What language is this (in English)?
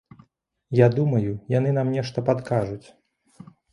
Belarusian